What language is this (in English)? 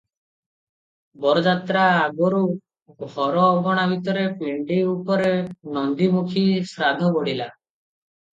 Odia